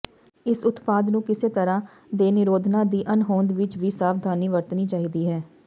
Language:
Punjabi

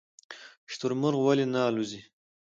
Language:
Pashto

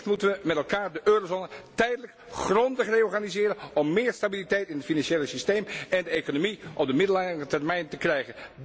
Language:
Dutch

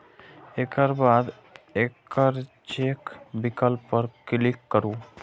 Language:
Maithili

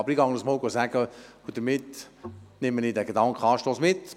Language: Swiss German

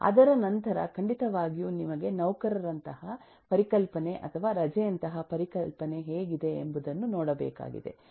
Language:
Kannada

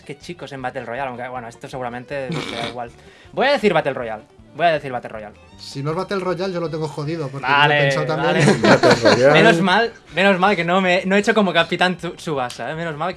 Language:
Spanish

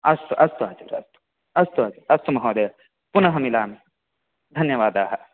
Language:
Sanskrit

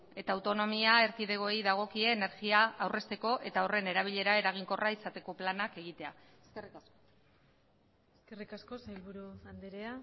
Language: Basque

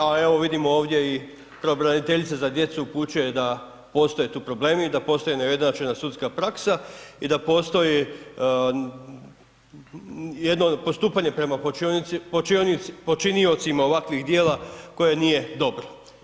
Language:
Croatian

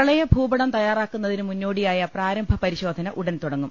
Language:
Malayalam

